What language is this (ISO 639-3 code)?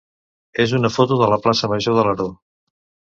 cat